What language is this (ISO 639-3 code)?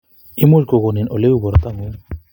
kln